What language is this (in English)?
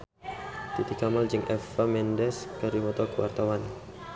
Sundanese